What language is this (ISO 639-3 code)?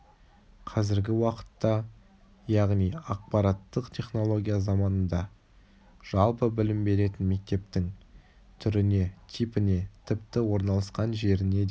kaz